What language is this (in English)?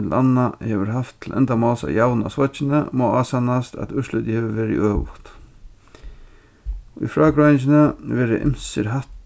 Faroese